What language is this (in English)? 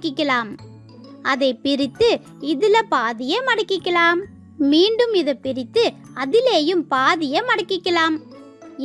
Turkish